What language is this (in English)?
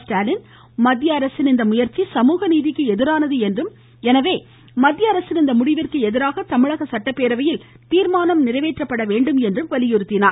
Tamil